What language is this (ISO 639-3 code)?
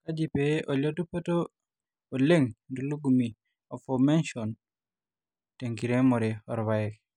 mas